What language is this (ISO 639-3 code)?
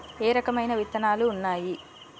tel